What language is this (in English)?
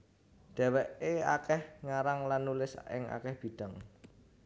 Javanese